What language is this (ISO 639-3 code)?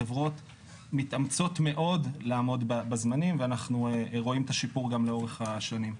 heb